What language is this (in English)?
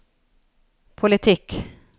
Norwegian